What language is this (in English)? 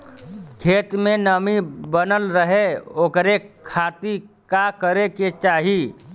Bhojpuri